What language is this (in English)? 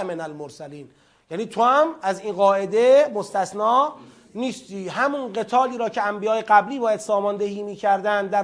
Persian